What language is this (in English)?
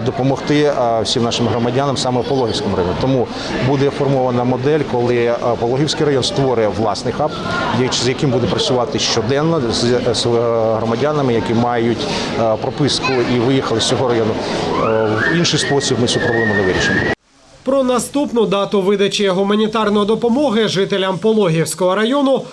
Ukrainian